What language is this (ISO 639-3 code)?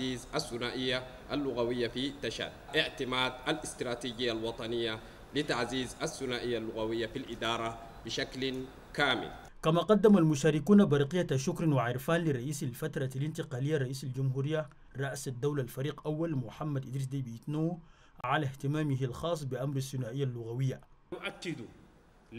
ara